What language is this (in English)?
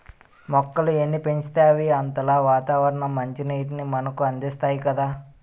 Telugu